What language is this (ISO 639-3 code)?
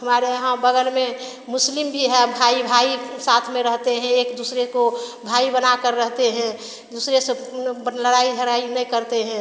hin